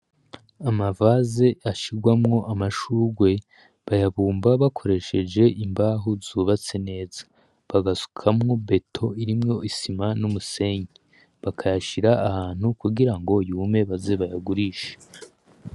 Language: Rundi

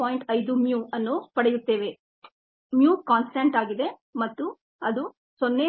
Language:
Kannada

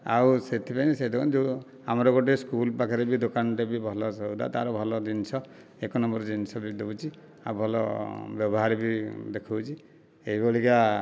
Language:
Odia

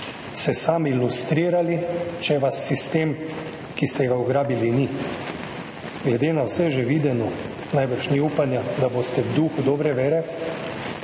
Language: Slovenian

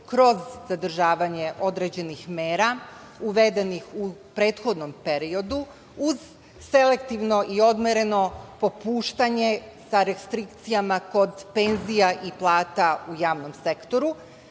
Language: Serbian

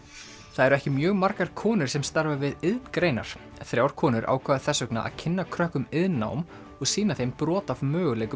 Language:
Icelandic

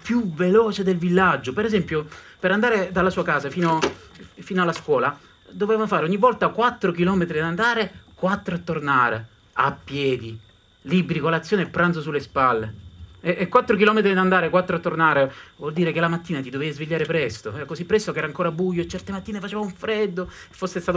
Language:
Italian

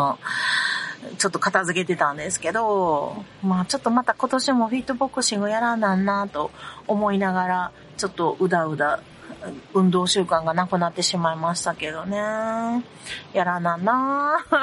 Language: Japanese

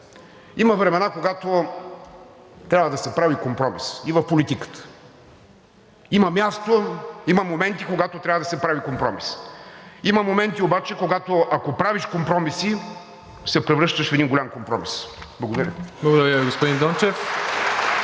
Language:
Bulgarian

